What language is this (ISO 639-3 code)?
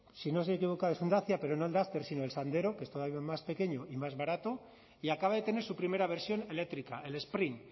spa